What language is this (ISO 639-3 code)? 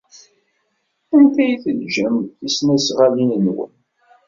kab